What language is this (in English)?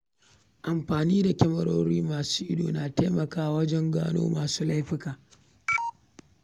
Hausa